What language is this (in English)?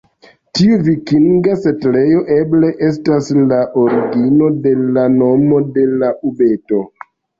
Esperanto